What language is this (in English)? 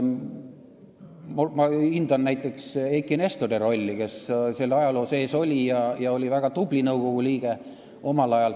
Estonian